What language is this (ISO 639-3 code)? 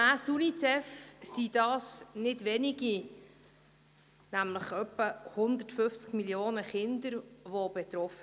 gsw